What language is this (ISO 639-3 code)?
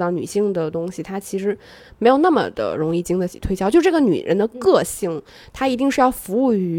zho